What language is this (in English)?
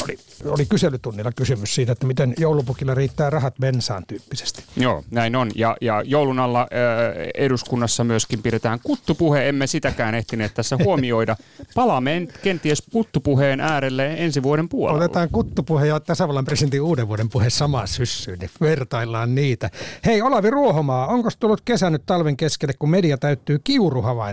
Finnish